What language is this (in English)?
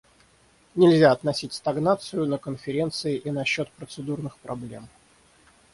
Russian